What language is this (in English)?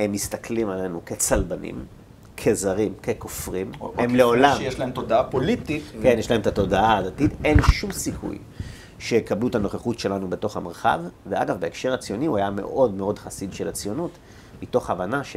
Hebrew